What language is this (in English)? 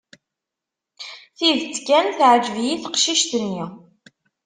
Kabyle